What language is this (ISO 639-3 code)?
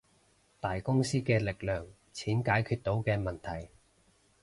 yue